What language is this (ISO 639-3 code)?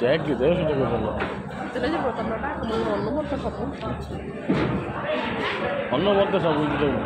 ben